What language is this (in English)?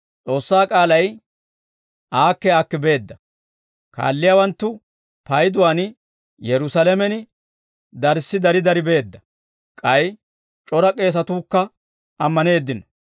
Dawro